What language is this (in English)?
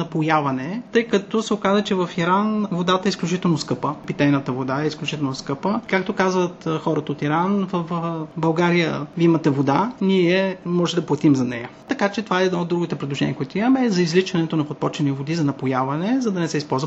Bulgarian